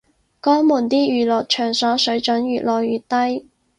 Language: Cantonese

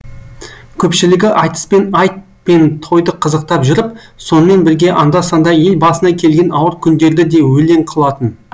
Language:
Kazakh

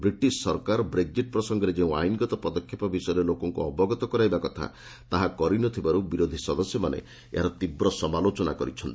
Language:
Odia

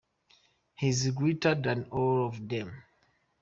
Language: English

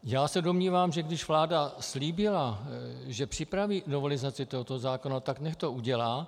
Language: Czech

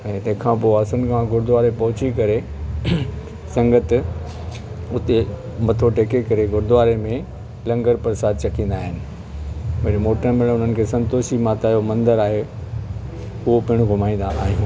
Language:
Sindhi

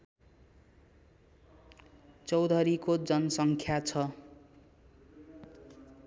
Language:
Nepali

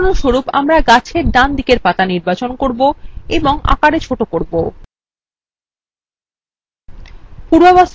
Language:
Bangla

